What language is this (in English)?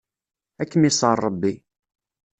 Kabyle